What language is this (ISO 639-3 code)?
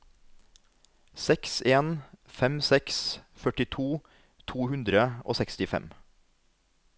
nor